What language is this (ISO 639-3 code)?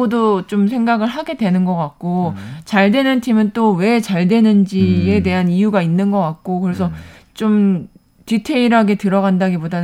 kor